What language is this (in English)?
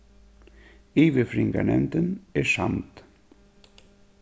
Faroese